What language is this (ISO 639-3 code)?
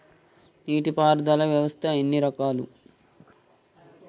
tel